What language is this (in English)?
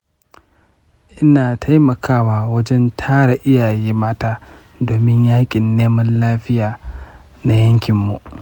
Hausa